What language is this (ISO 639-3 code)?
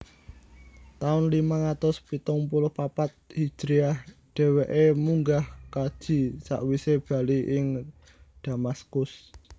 jav